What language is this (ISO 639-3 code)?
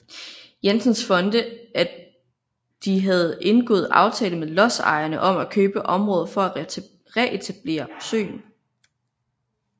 dan